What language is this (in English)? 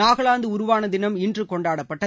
Tamil